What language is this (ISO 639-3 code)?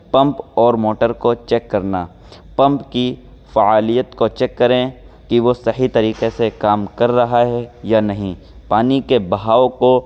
urd